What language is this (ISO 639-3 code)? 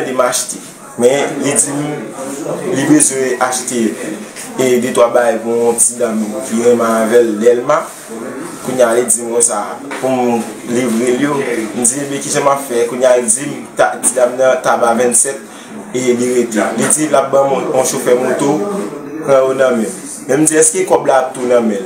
fra